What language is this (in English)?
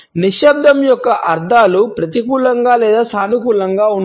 Telugu